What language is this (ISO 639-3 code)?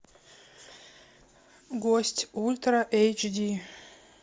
rus